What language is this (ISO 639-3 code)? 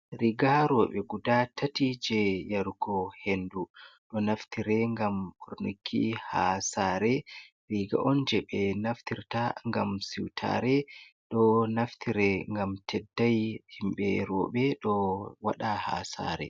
ful